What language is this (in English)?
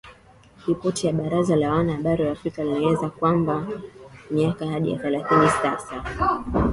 Swahili